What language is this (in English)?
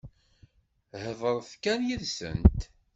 Kabyle